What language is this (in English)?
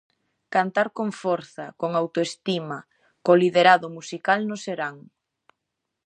Galician